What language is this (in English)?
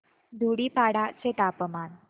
Marathi